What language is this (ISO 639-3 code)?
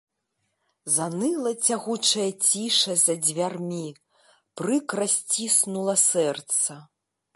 bel